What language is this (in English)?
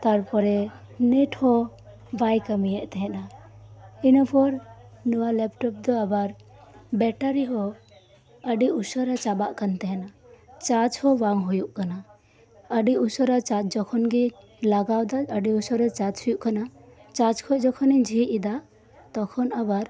Santali